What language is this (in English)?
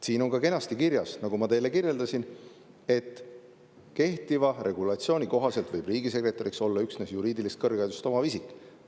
Estonian